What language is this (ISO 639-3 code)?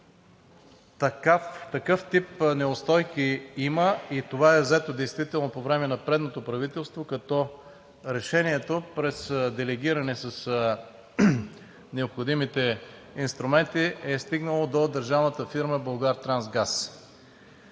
bul